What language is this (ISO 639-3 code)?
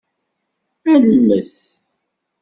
kab